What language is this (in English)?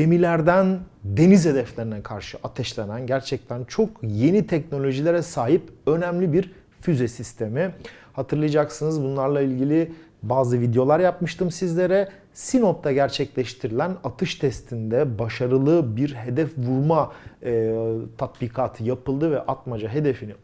Turkish